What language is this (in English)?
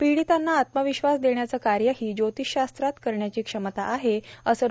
Marathi